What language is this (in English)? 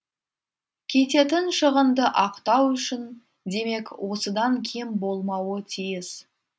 Kazakh